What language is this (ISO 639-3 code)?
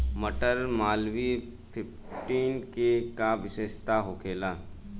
bho